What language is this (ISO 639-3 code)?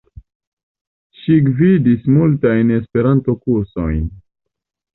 epo